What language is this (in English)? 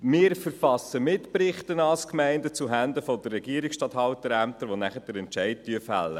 Swiss German